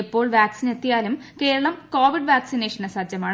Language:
Malayalam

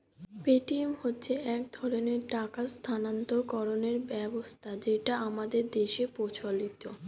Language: Bangla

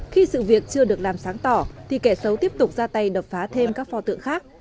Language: Vietnamese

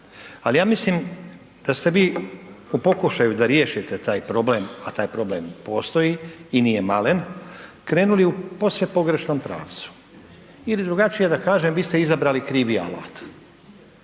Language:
Croatian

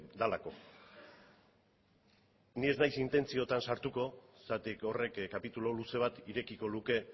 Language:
Basque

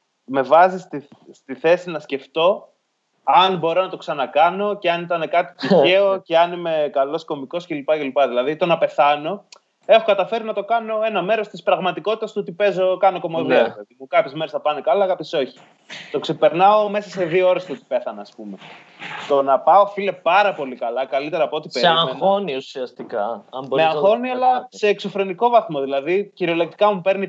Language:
Greek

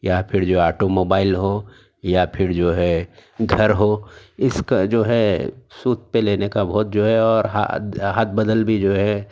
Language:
Urdu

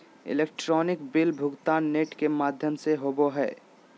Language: Magahi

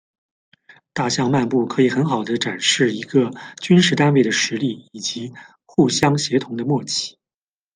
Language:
Chinese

